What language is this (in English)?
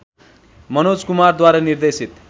Nepali